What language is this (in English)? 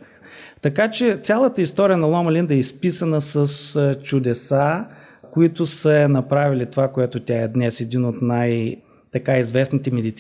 Bulgarian